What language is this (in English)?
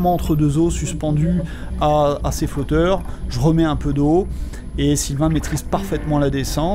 French